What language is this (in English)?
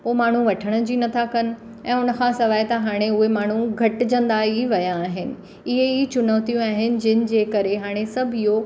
Sindhi